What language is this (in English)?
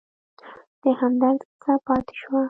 Pashto